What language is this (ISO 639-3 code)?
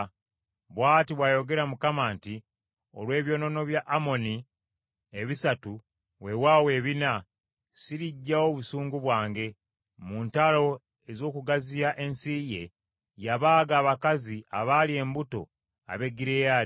lug